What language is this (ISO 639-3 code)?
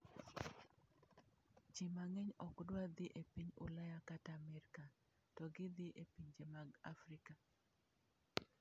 luo